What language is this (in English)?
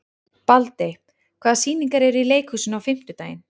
Icelandic